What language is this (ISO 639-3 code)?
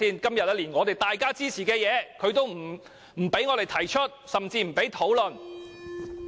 yue